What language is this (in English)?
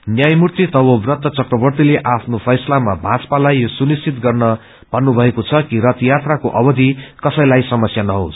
Nepali